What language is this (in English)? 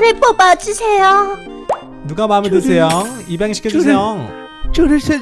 Korean